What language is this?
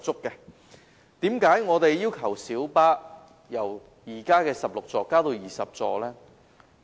Cantonese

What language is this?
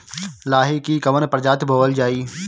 Bhojpuri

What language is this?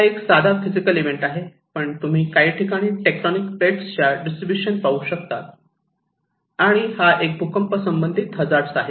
Marathi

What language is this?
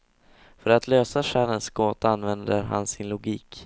Swedish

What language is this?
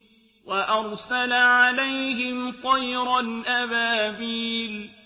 Arabic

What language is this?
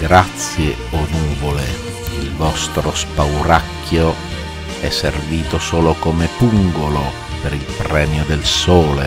Italian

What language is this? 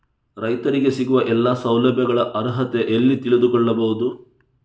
Kannada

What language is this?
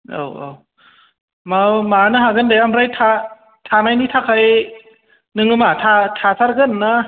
Bodo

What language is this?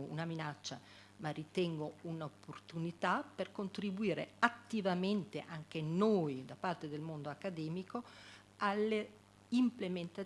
Italian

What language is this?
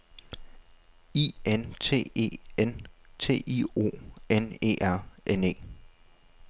Danish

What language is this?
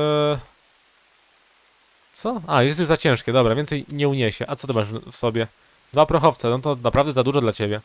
Polish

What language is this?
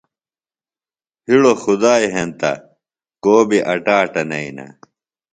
Phalura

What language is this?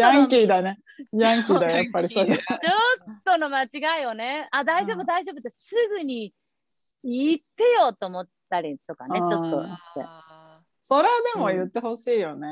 Japanese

